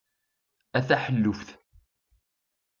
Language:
Kabyle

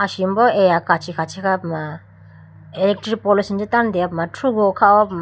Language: Idu-Mishmi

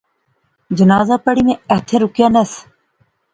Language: Pahari-Potwari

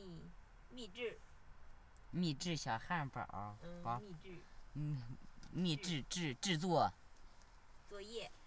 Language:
Chinese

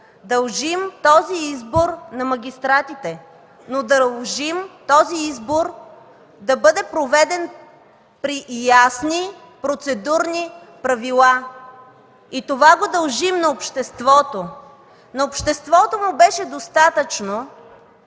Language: Bulgarian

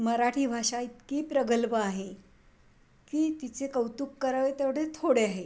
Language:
Marathi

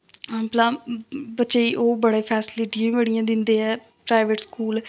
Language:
Dogri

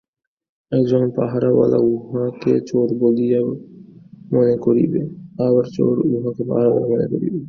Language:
Bangla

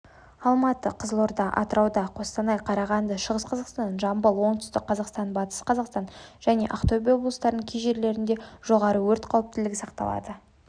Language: Kazakh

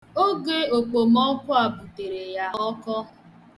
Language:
Igbo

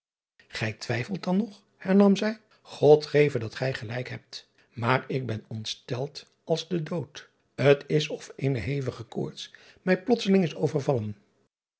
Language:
Dutch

